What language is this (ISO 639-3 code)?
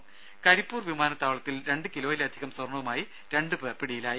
mal